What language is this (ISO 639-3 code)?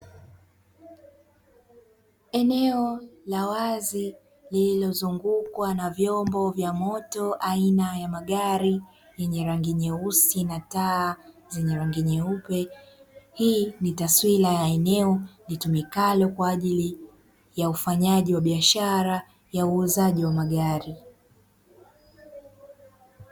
swa